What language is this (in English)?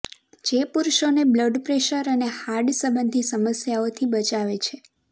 Gujarati